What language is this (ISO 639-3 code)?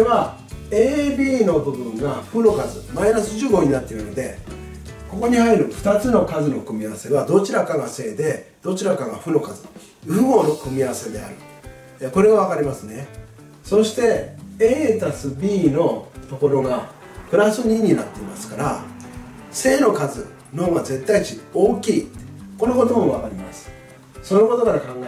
jpn